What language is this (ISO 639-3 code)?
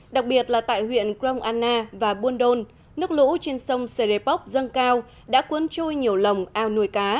vie